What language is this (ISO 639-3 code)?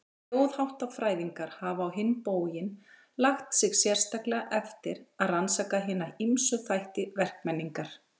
isl